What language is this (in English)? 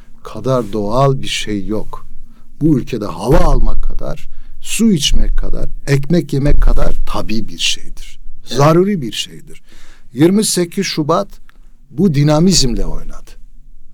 Turkish